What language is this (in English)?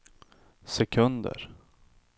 Swedish